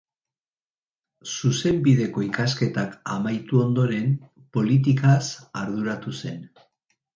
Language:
Basque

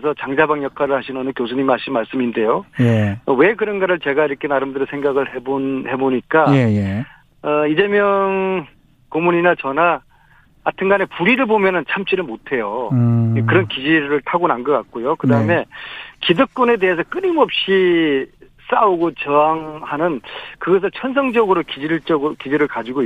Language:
Korean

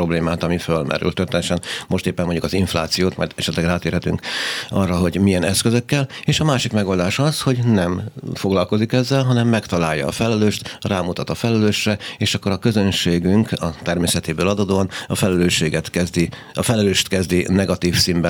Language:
Hungarian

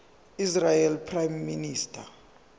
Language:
Zulu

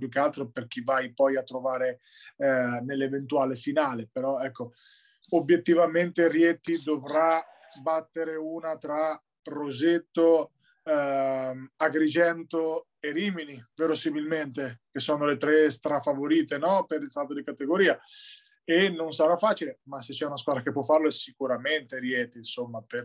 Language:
Italian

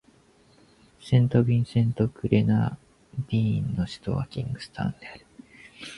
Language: Japanese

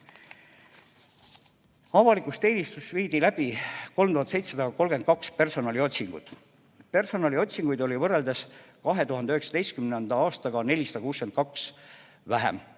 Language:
Estonian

